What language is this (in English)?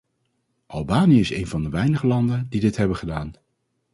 Dutch